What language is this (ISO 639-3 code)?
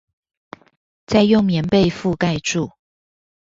zho